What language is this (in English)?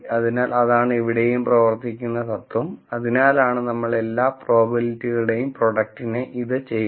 Malayalam